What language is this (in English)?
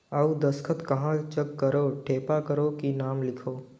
Chhattisgarhi